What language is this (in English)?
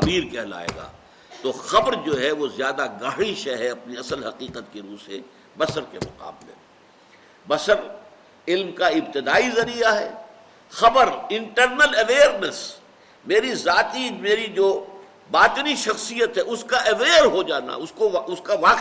Urdu